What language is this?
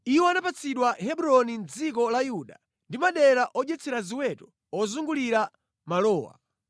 Nyanja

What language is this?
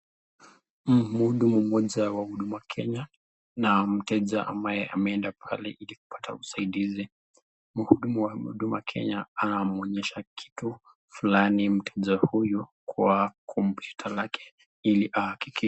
Swahili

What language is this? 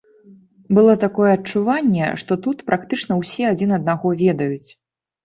Belarusian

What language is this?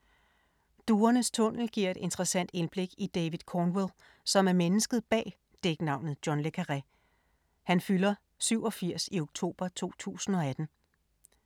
Danish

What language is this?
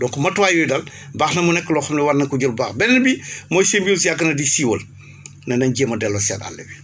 Wolof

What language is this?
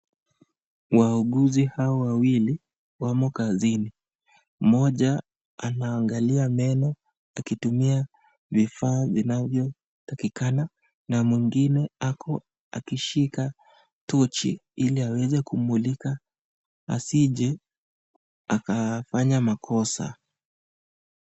Swahili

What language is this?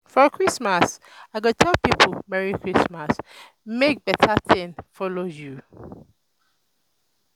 Nigerian Pidgin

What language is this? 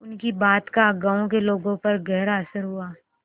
Hindi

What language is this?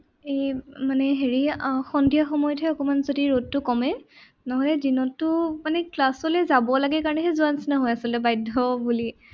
Assamese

